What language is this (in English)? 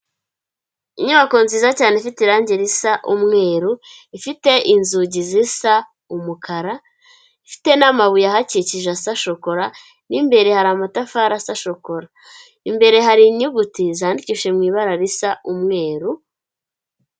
Kinyarwanda